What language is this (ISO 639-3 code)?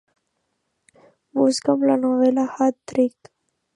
cat